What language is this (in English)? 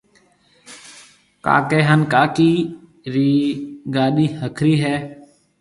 Marwari (Pakistan)